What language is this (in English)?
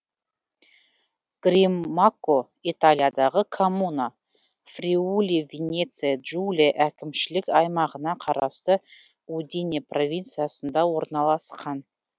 Kazakh